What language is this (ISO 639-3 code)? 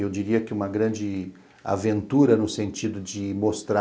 por